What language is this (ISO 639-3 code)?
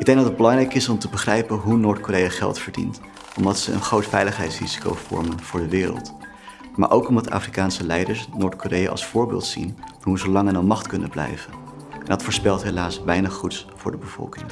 nld